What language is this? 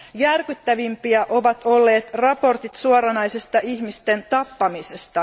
Finnish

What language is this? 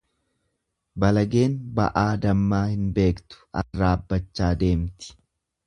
Oromo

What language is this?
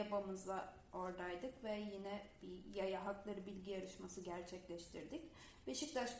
Turkish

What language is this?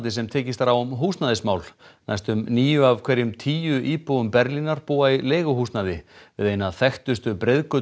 Icelandic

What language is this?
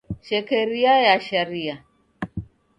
Taita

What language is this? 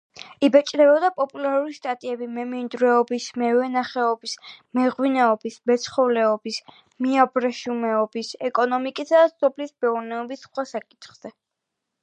Georgian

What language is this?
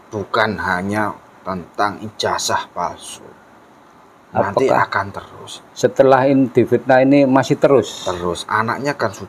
Indonesian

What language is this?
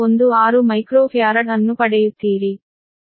Kannada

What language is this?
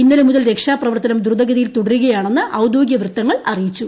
Malayalam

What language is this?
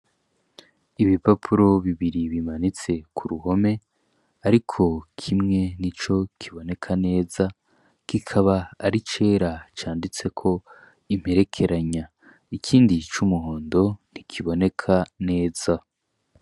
Rundi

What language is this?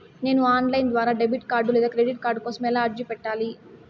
Telugu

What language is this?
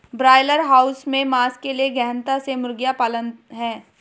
Hindi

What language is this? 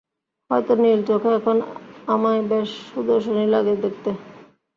Bangla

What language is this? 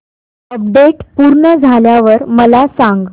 Marathi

